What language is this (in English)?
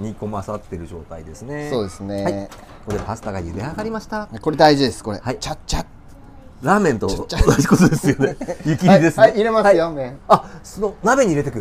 Japanese